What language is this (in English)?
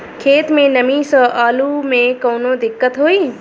Bhojpuri